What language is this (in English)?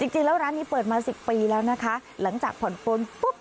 Thai